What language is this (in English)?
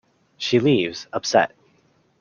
English